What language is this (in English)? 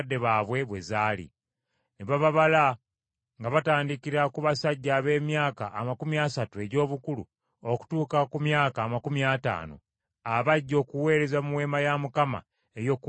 Ganda